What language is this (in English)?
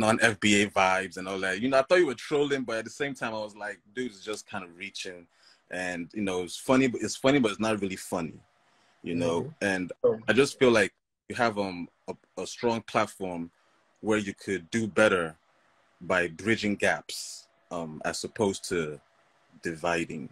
English